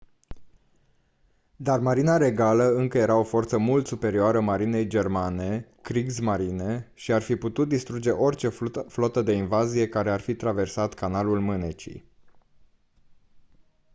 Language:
Romanian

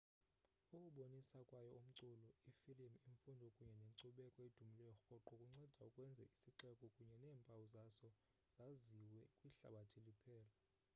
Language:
Xhosa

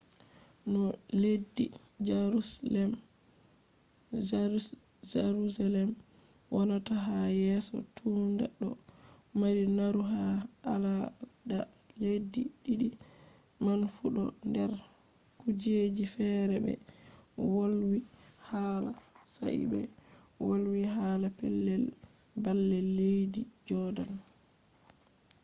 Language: Fula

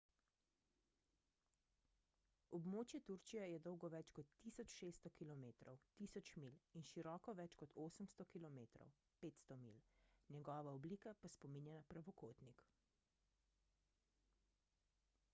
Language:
Slovenian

